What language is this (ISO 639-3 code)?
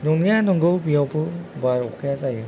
brx